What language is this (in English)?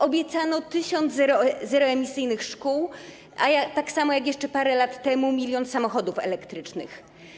Polish